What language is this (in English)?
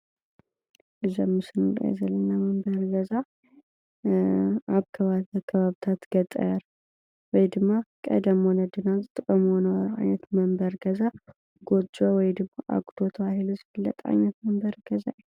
Tigrinya